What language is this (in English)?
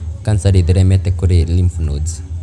Kikuyu